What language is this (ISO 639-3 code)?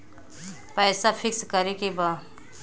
bho